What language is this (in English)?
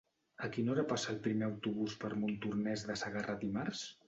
Catalan